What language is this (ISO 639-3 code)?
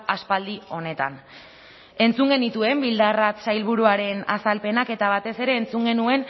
eus